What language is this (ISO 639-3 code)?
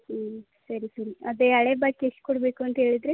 kan